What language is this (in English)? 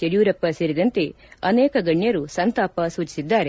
Kannada